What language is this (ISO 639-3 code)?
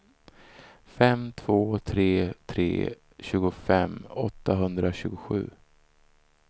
swe